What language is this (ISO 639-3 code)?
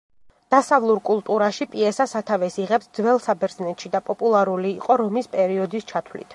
kat